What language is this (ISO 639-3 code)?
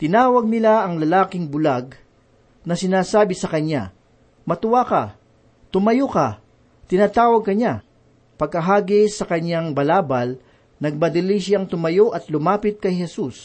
fil